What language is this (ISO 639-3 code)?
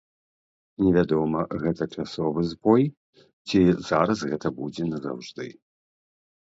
bel